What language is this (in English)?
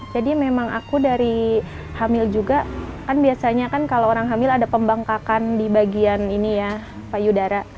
Indonesian